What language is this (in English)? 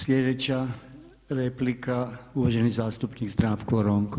Croatian